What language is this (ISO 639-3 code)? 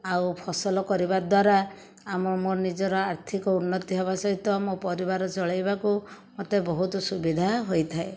ori